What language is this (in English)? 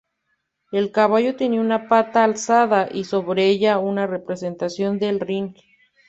Spanish